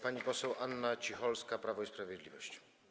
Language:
Polish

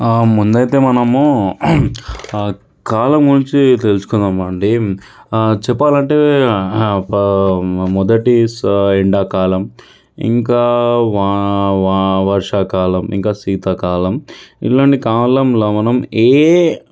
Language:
Telugu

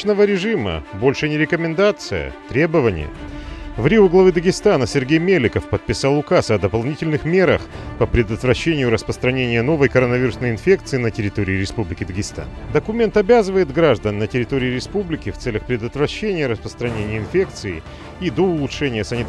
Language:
Russian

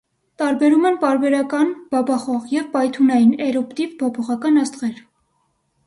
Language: Armenian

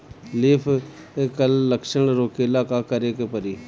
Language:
Bhojpuri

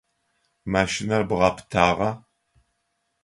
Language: Adyghe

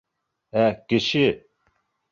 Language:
Bashkir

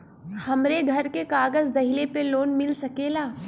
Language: Bhojpuri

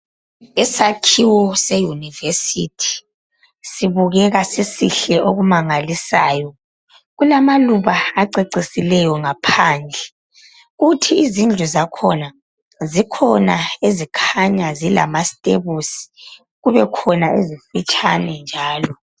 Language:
North Ndebele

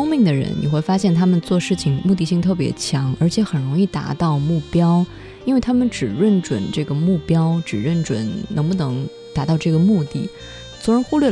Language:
Chinese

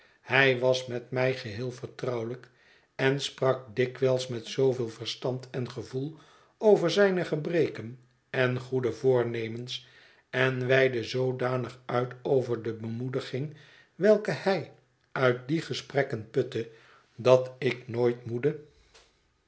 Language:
Dutch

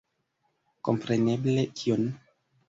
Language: Esperanto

